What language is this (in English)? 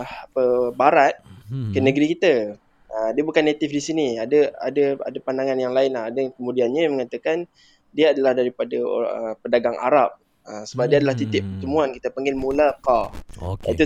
Malay